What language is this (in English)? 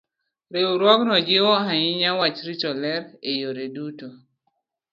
Luo (Kenya and Tanzania)